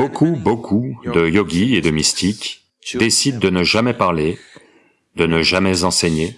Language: French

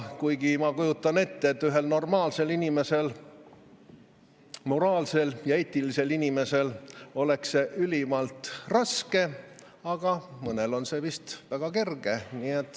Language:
Estonian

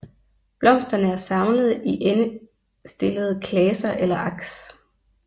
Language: Danish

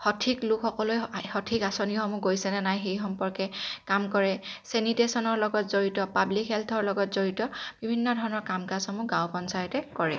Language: Assamese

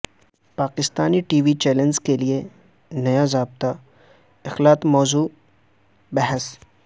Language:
Urdu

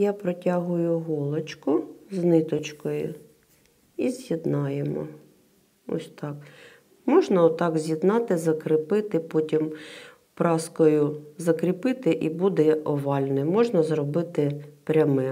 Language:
Ukrainian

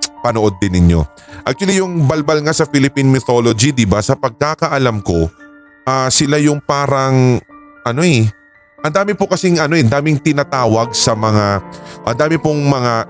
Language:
Filipino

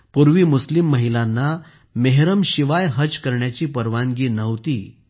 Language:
Marathi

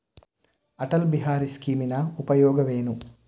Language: Kannada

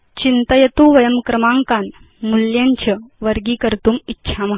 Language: Sanskrit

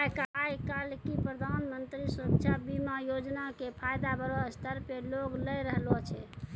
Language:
Maithili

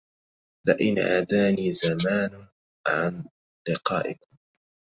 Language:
Arabic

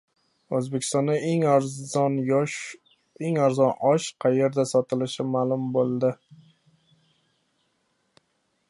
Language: Uzbek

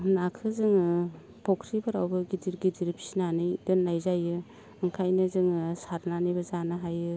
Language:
Bodo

